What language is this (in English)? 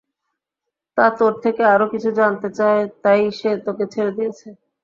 Bangla